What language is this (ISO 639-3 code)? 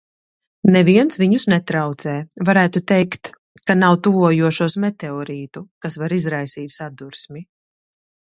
lav